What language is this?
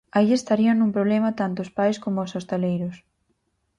Galician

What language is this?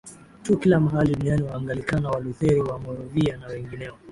Swahili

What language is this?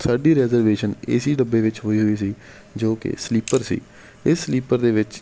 Punjabi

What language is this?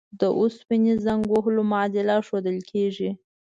Pashto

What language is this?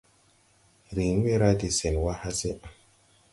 Tupuri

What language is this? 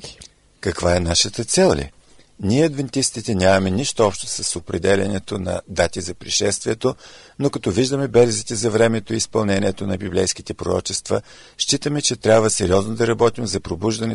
Bulgarian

